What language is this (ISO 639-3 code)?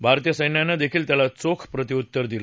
mar